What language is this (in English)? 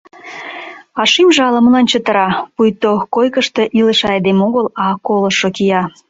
Mari